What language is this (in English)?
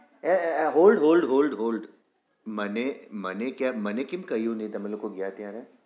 Gujarati